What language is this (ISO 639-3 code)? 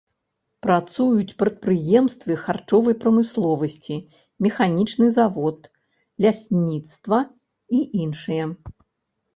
bel